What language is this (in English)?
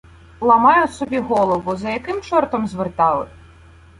Ukrainian